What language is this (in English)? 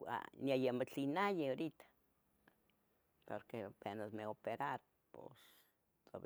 Tetelcingo Nahuatl